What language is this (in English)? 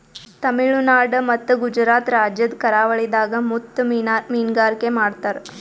Kannada